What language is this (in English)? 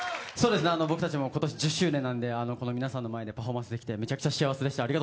Japanese